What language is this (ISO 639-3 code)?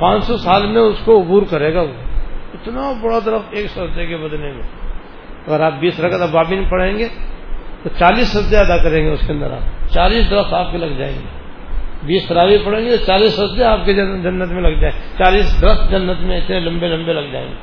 urd